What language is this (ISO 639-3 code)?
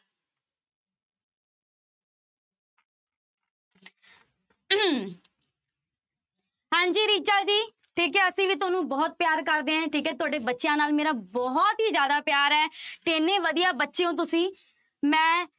pan